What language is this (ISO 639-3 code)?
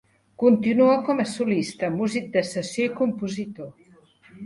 cat